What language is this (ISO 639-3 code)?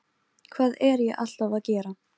isl